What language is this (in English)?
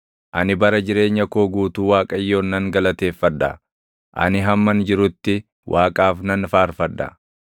Oromo